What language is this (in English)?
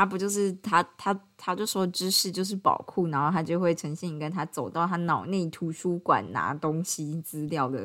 Chinese